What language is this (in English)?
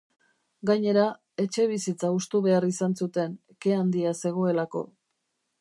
Basque